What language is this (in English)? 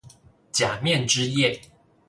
Chinese